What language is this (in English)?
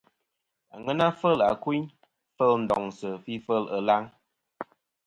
Kom